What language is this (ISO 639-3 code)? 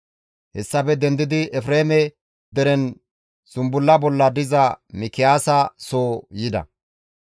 gmv